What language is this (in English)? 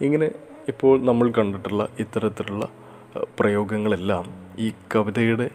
Malayalam